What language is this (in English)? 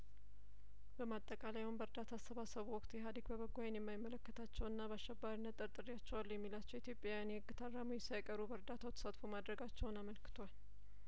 Amharic